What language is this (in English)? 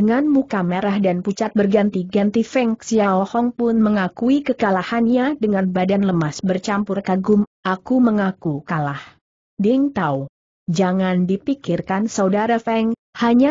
Indonesian